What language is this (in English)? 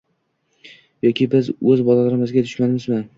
Uzbek